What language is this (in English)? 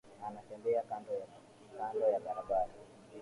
Swahili